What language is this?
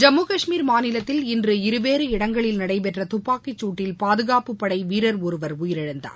Tamil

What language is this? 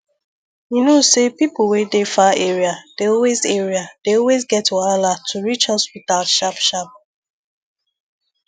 Nigerian Pidgin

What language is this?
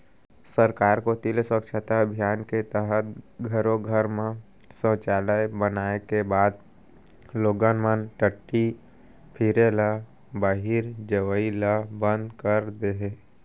Chhattisgarhi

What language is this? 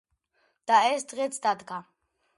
Georgian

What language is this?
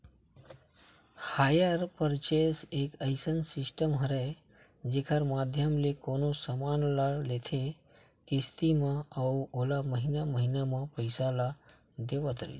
Chhattisgarhi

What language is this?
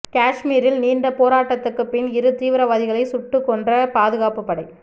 Tamil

